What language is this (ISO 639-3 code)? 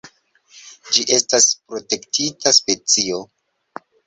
epo